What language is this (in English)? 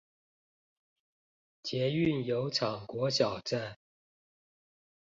Chinese